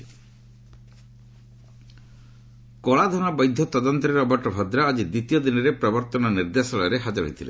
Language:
Odia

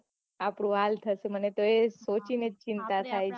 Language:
Gujarati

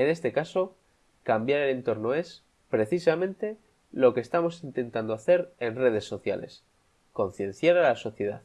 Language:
Spanish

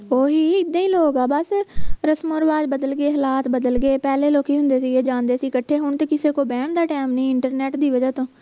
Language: Punjabi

